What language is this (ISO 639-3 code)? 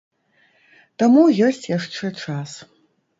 bel